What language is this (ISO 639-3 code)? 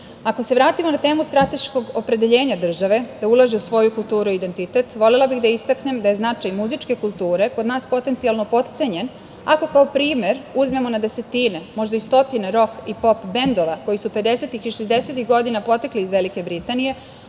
srp